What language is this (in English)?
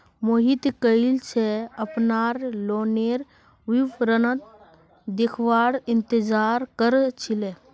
Magahi